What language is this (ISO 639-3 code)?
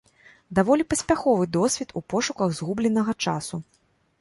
bel